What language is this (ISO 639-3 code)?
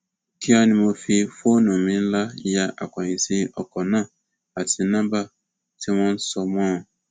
yor